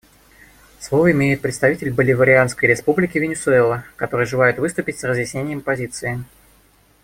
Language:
Russian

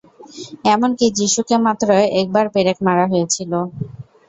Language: Bangla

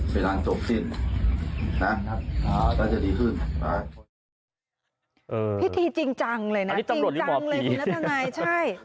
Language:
Thai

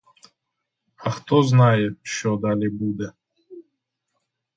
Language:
Ukrainian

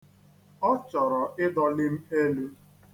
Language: Igbo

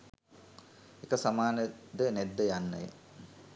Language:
Sinhala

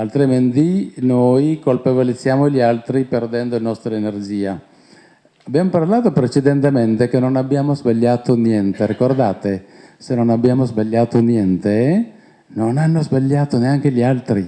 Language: Italian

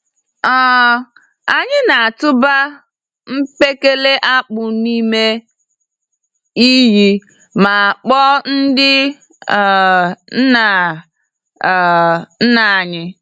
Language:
Igbo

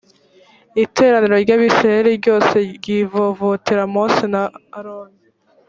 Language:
Kinyarwanda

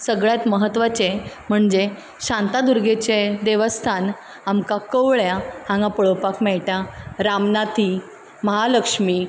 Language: Konkani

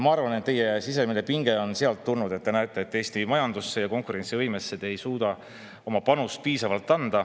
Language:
Estonian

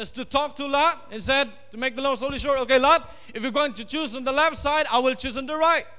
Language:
English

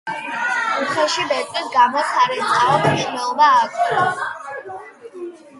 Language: Georgian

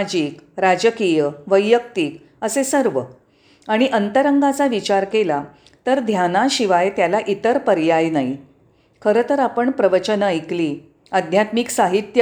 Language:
Marathi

